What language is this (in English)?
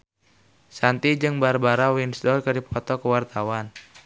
Sundanese